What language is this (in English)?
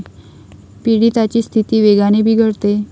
Marathi